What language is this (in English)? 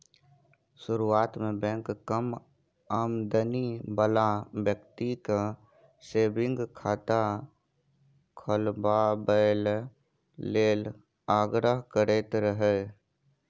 Maithili